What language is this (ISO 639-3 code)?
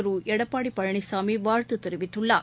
tam